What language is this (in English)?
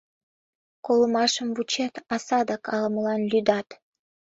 Mari